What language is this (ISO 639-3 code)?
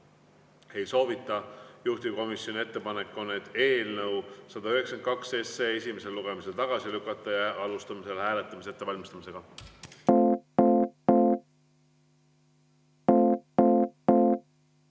est